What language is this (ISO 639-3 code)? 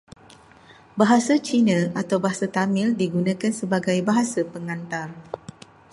msa